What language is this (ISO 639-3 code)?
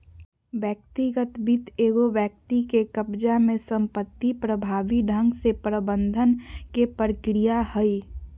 mag